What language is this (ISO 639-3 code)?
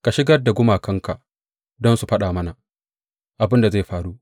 hau